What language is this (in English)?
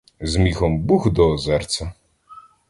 Ukrainian